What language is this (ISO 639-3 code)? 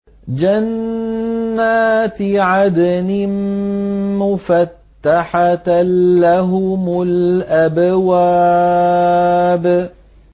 ara